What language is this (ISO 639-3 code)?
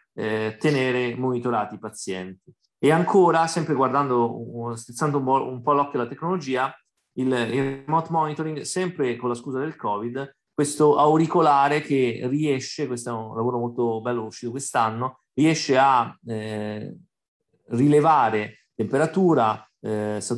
ita